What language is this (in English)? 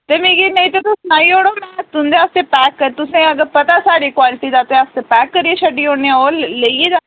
Dogri